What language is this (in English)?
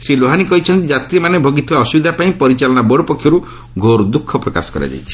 Odia